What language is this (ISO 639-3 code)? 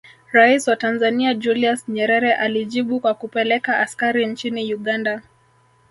swa